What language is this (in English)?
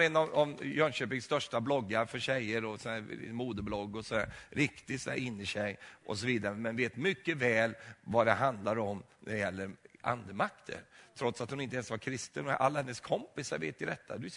Swedish